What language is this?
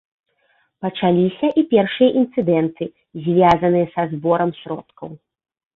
Belarusian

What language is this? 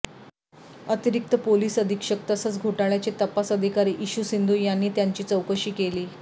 Marathi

